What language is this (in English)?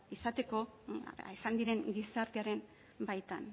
Basque